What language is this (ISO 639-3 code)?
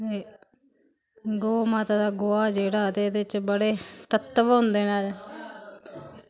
doi